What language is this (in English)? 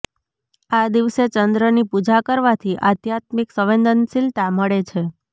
Gujarati